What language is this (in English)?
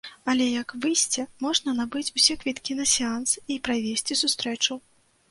Belarusian